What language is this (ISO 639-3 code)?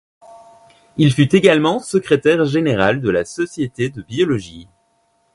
fra